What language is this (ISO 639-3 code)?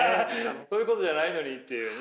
jpn